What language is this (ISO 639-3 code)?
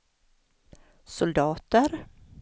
swe